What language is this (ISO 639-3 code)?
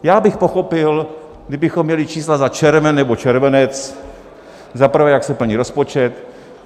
ces